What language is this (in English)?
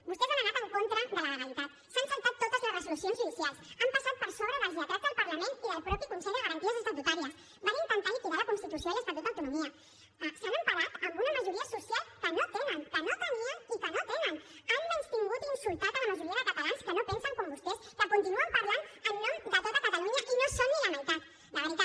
Catalan